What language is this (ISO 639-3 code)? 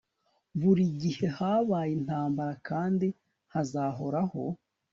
kin